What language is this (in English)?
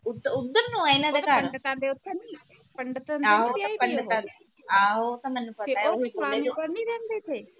Punjabi